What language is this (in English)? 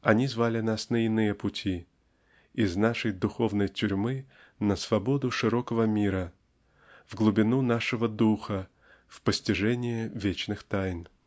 Russian